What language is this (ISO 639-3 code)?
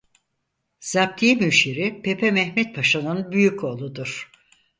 tur